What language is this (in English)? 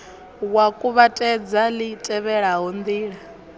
Venda